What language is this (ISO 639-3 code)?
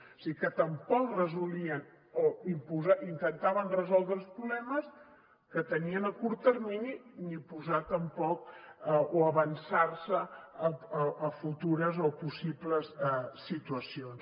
cat